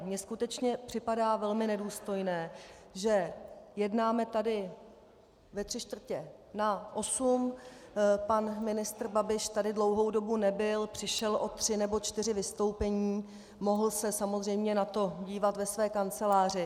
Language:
Czech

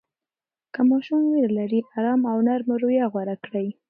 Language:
Pashto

